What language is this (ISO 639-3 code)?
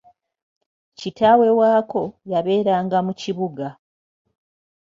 lug